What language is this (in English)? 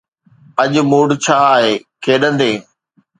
Sindhi